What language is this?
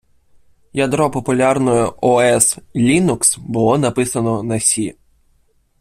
Ukrainian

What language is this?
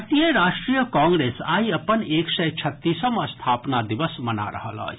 Maithili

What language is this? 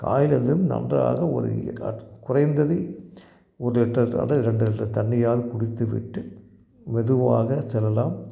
Tamil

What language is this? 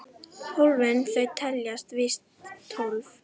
Icelandic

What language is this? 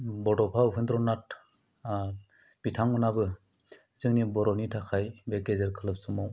Bodo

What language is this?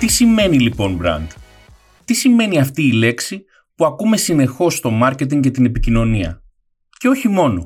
Greek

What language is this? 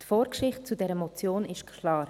Swiss German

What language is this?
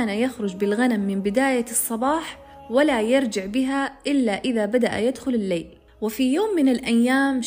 Arabic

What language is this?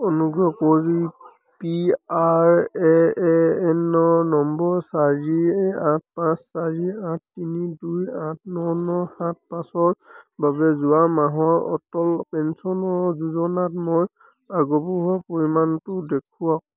Assamese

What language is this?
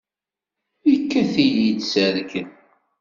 Kabyle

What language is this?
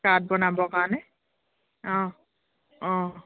Assamese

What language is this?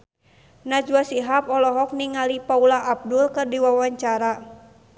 Sundanese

